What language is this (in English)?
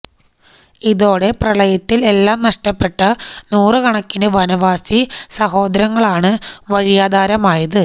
Malayalam